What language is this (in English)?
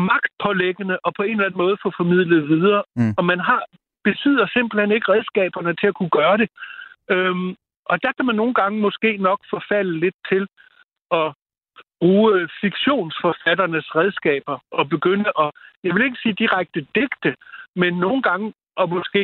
Danish